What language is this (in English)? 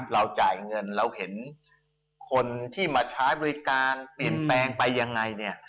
Thai